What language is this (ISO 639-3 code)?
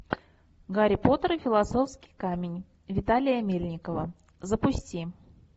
rus